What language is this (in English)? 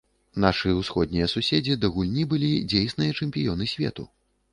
Belarusian